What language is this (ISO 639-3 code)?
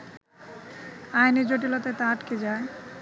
ben